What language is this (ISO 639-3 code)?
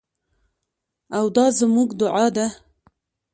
pus